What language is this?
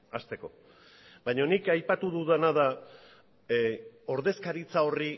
Basque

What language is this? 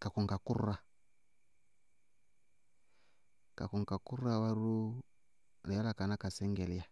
Bago-Kusuntu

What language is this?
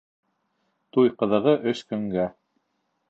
Bashkir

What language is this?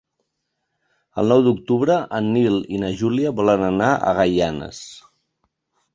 Catalan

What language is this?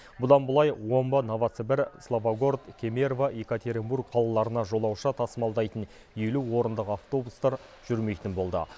Kazakh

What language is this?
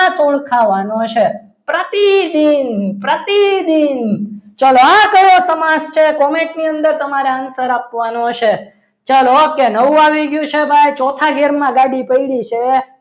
Gujarati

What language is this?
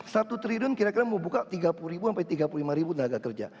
Indonesian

